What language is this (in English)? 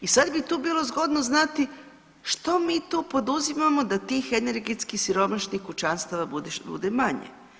Croatian